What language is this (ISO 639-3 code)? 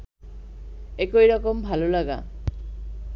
ben